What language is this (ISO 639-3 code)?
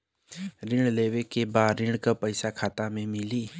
bho